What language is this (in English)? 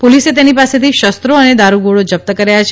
Gujarati